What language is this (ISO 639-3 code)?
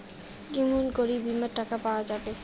ben